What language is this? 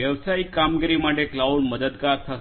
Gujarati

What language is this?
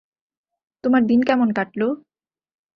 Bangla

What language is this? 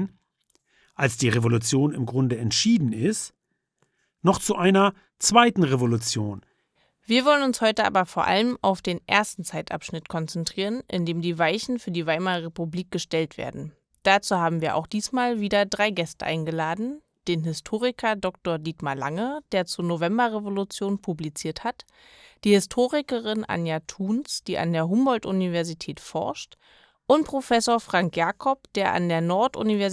German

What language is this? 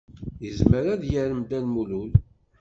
Kabyle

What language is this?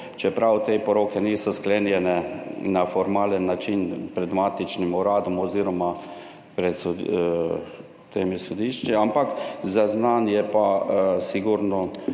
Slovenian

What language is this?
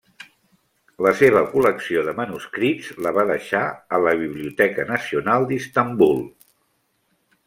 Catalan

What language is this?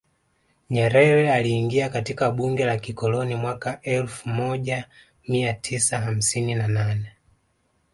Swahili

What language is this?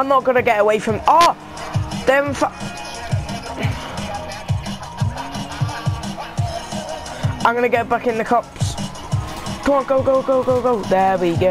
English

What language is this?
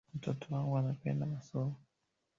Swahili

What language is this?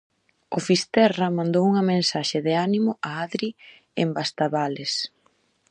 Galician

